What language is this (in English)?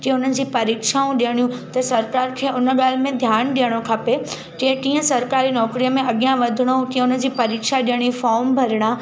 Sindhi